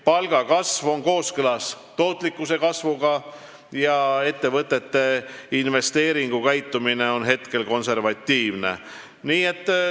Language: Estonian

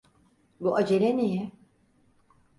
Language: Turkish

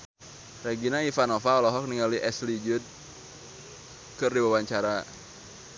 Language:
Sundanese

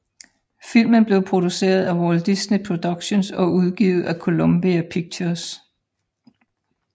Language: Danish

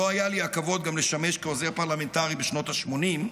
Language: Hebrew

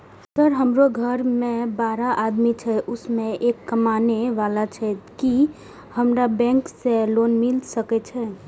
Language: Maithili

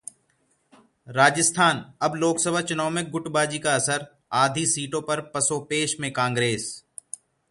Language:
Hindi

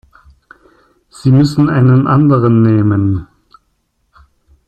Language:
German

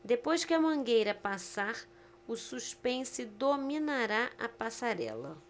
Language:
Portuguese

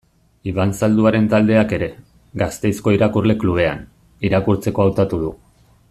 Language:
Basque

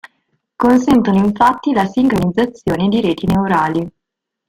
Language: Italian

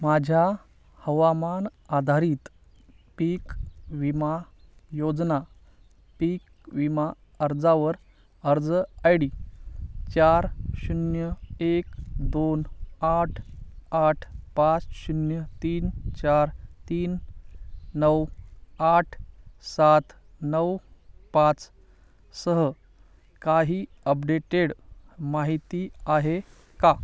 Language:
Marathi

